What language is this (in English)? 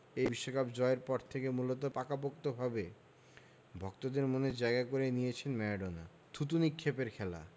Bangla